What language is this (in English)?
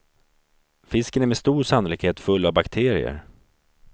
Swedish